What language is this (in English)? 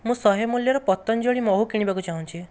Odia